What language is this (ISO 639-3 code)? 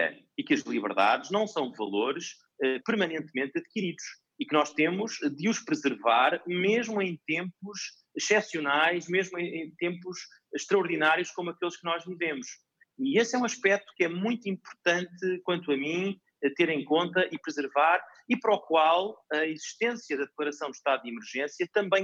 por